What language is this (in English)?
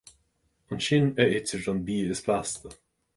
Irish